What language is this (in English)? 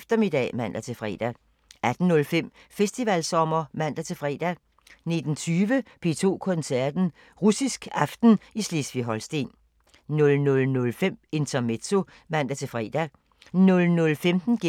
Danish